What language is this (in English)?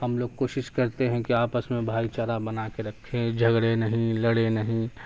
Urdu